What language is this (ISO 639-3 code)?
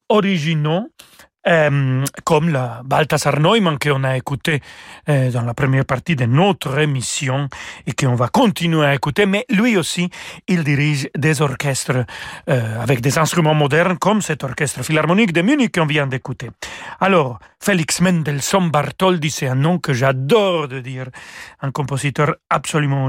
fra